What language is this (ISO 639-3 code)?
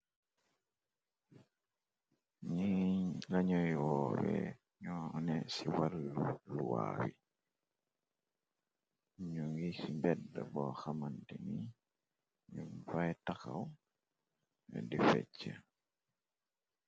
wol